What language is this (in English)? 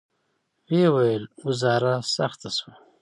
Pashto